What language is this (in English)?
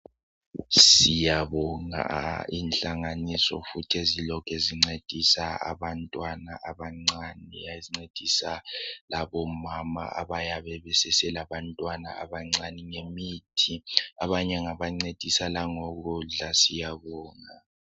North Ndebele